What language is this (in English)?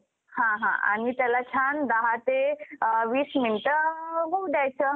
Marathi